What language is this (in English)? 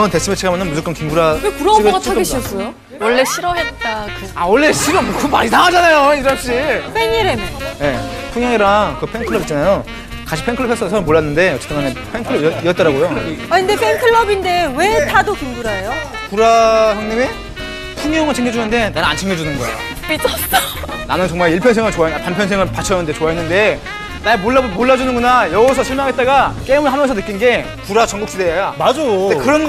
Korean